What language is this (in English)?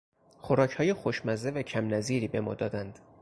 Persian